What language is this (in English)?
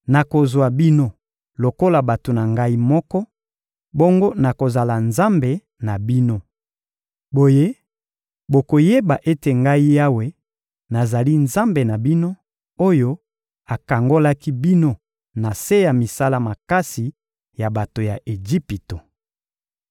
Lingala